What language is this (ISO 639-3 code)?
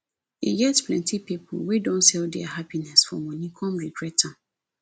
pcm